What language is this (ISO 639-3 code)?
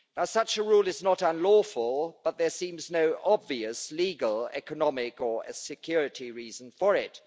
eng